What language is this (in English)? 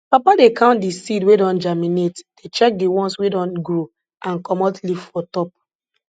Nigerian Pidgin